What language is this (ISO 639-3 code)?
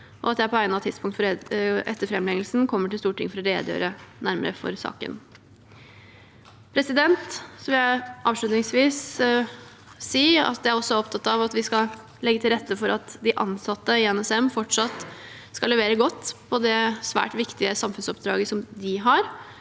nor